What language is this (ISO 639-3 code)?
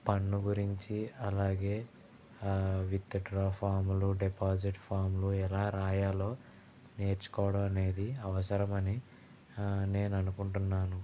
tel